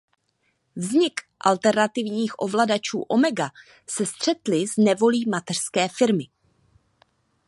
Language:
Czech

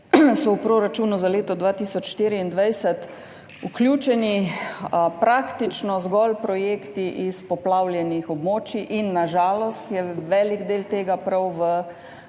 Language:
Slovenian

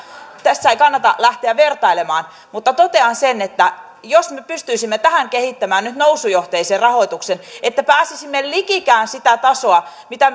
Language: Finnish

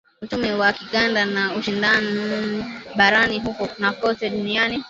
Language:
Swahili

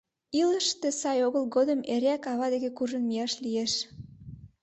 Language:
Mari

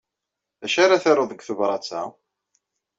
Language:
Kabyle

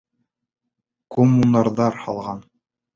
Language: Bashkir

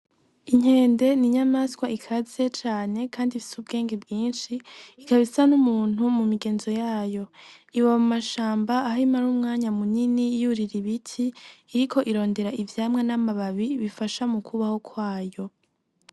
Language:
Rundi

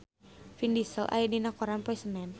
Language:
Sundanese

